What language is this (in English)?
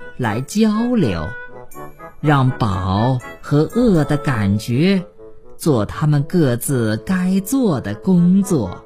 Chinese